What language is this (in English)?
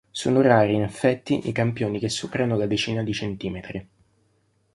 Italian